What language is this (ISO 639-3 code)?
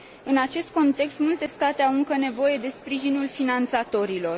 ron